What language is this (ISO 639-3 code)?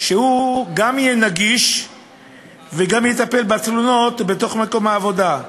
heb